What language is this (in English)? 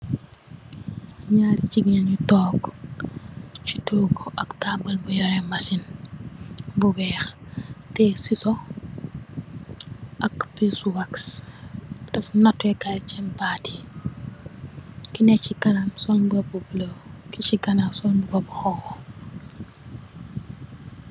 Wolof